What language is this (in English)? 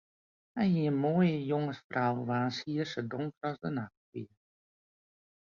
Western Frisian